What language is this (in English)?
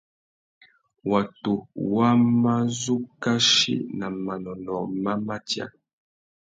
Tuki